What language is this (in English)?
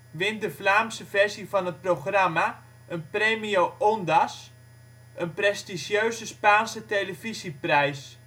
Dutch